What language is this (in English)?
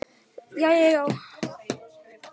Icelandic